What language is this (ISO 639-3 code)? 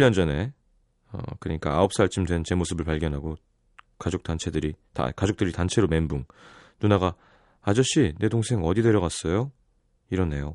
kor